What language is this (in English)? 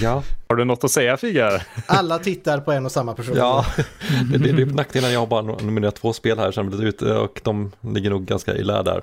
Swedish